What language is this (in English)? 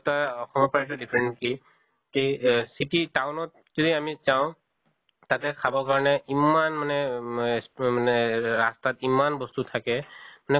Assamese